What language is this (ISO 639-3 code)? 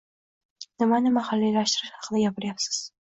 uzb